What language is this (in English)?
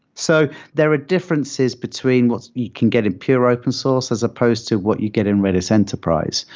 English